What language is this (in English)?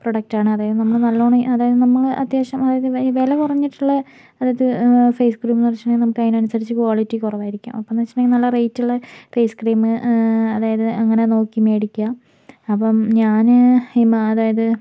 Malayalam